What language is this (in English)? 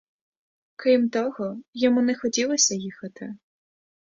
Ukrainian